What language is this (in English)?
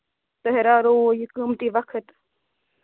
Kashmiri